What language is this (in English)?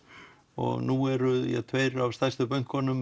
Icelandic